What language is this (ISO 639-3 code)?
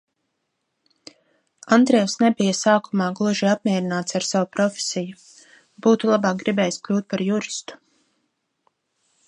lav